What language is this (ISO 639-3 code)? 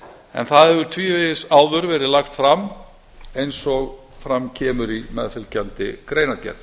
isl